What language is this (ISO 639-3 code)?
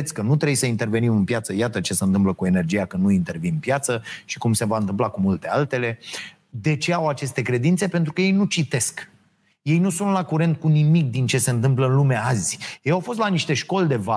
ron